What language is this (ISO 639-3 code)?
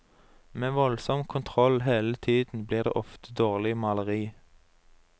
nor